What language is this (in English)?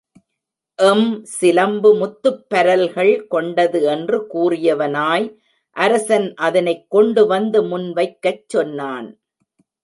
Tamil